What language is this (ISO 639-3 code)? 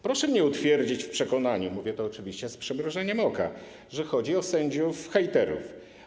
pol